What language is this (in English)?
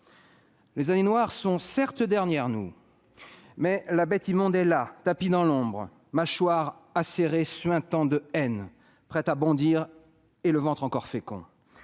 French